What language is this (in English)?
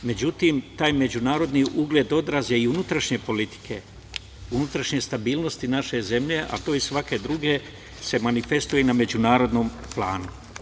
Serbian